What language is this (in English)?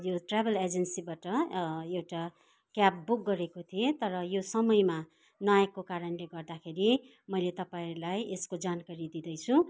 Nepali